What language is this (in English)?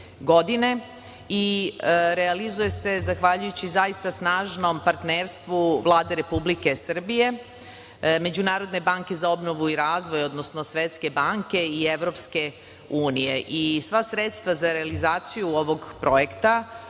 Serbian